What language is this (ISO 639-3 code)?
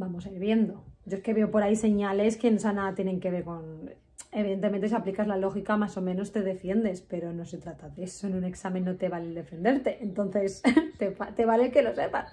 spa